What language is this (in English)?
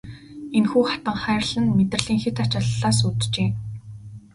Mongolian